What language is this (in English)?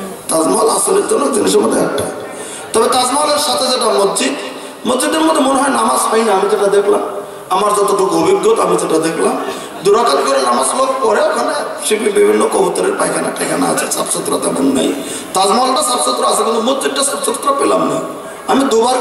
Romanian